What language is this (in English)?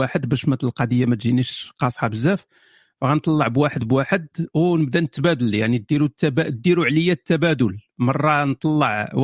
Arabic